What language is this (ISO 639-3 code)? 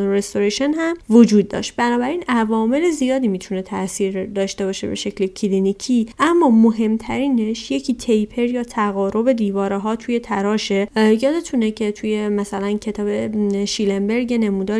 fas